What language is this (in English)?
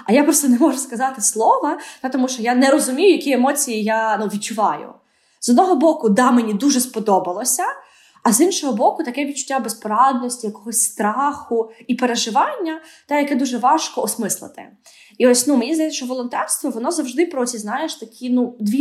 Ukrainian